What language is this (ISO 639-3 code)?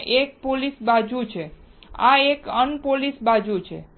guj